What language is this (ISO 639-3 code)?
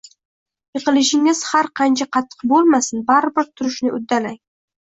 uzb